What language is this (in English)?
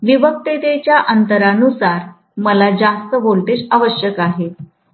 Marathi